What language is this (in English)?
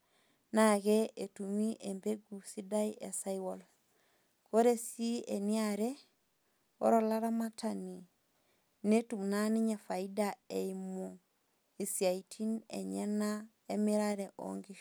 Masai